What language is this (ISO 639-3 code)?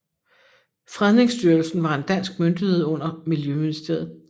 dan